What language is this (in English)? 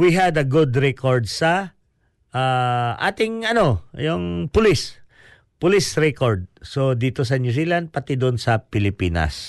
Filipino